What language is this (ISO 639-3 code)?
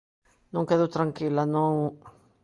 glg